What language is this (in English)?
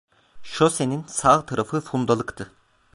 Turkish